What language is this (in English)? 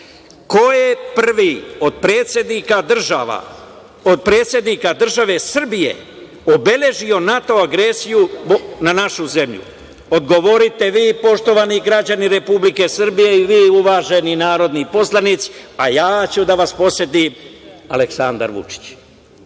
Serbian